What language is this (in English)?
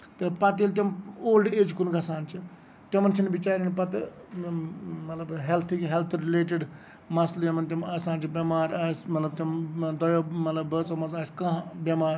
Kashmiri